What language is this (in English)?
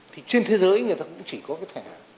Vietnamese